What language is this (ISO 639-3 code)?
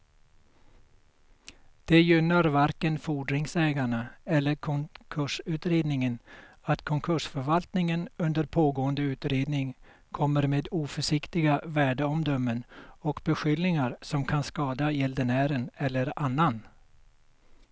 swe